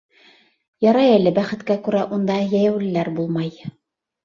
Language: Bashkir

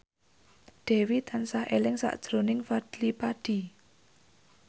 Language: Javanese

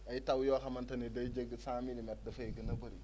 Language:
Wolof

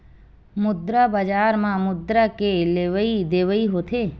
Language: Chhattisgarhi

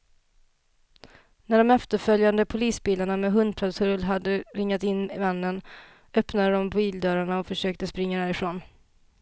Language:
Swedish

